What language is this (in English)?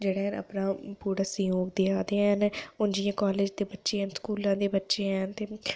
Dogri